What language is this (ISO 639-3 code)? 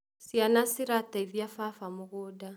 kik